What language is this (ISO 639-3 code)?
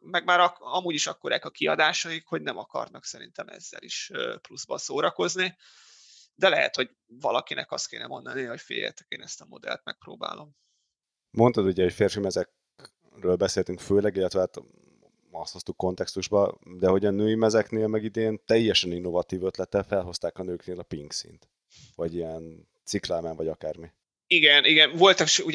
hun